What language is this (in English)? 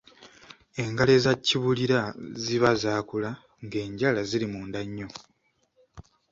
Ganda